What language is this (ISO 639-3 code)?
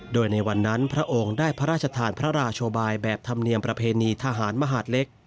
tha